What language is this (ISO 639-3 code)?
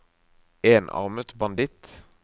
nor